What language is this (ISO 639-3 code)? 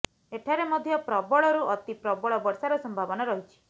ori